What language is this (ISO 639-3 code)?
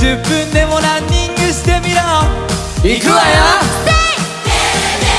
jpn